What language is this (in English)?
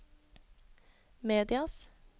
Norwegian